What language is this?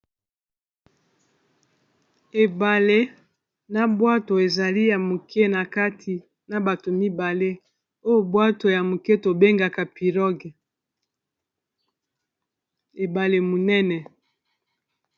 Lingala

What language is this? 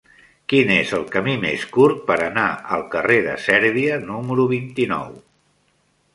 Catalan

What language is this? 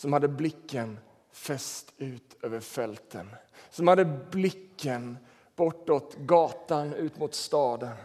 Swedish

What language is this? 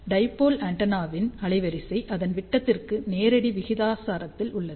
Tamil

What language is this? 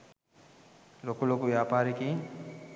Sinhala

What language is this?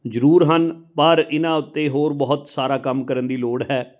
Punjabi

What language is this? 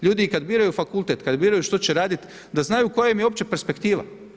Croatian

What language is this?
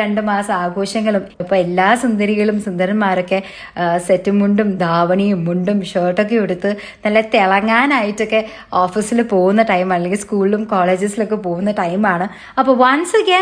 Malayalam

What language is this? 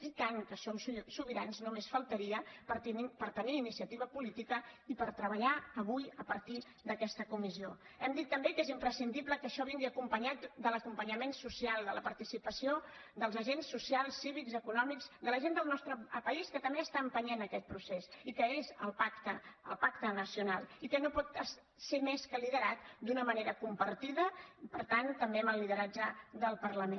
Catalan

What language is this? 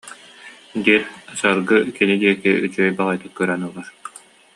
Yakut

